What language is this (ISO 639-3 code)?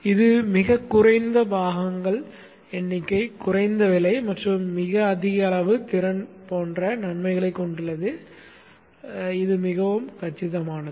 tam